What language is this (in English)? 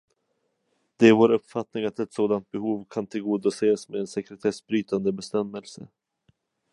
Swedish